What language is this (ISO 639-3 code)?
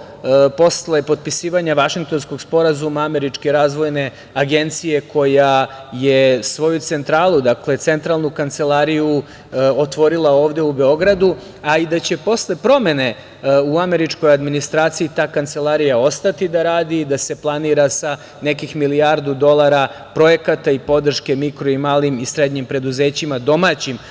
srp